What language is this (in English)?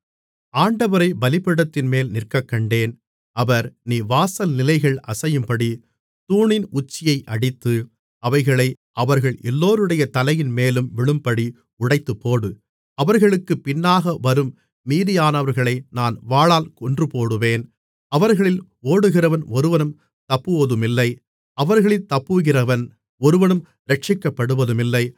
Tamil